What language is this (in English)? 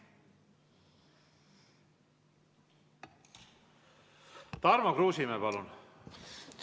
Estonian